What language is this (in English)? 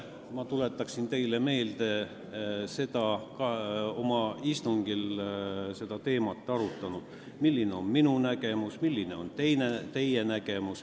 Estonian